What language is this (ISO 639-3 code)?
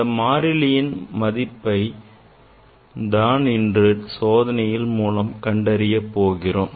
tam